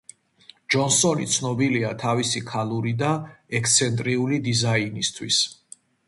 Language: Georgian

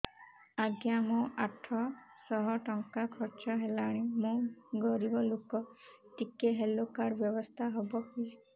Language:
Odia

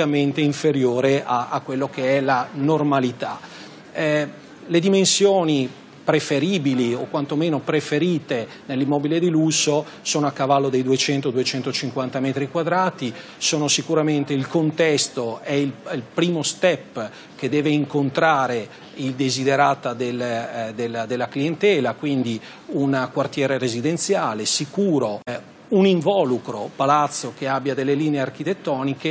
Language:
Italian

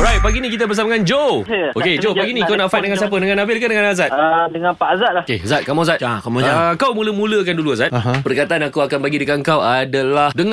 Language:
Malay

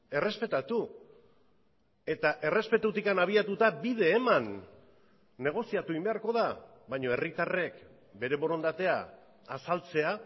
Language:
Basque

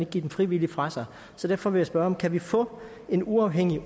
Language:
Danish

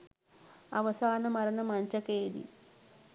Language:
Sinhala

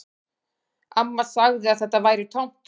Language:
Icelandic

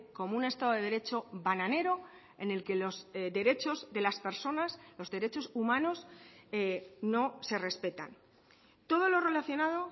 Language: Spanish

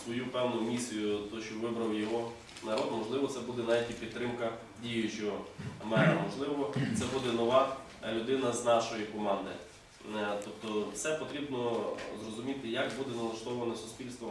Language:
Russian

